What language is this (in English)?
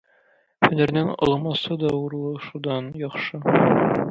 Tatar